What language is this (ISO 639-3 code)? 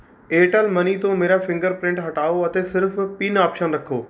pan